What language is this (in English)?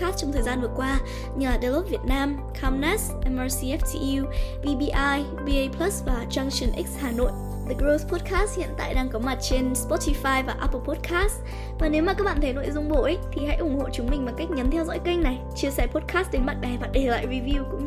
Vietnamese